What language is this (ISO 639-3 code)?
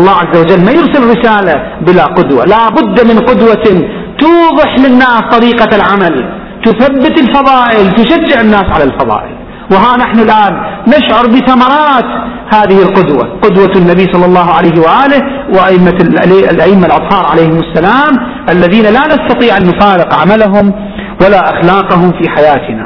ara